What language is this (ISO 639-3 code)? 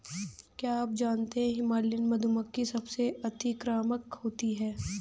hin